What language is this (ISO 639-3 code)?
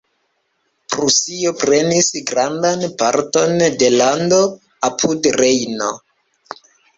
epo